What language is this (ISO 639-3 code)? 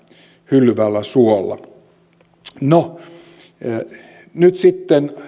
fin